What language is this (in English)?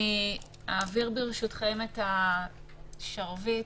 Hebrew